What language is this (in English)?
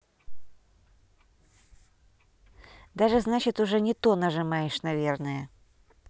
Russian